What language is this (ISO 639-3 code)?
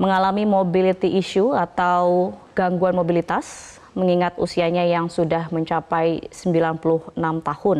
ind